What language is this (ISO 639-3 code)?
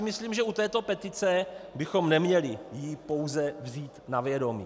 ces